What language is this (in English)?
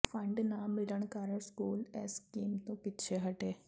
Punjabi